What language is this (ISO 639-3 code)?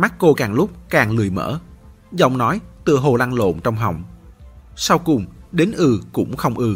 vie